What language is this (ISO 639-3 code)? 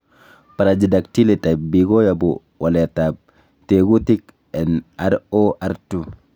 kln